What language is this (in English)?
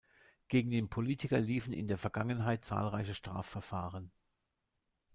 German